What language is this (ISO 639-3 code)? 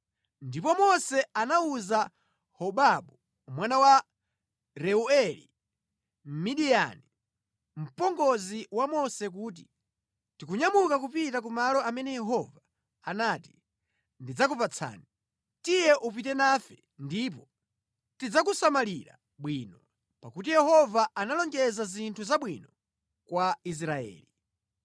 nya